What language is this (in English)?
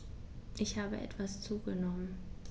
German